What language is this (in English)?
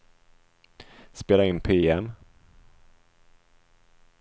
Swedish